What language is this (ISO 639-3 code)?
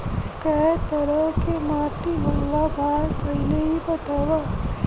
bho